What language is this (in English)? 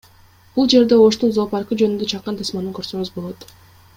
Kyrgyz